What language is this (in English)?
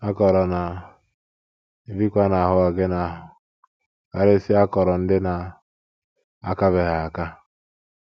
Igbo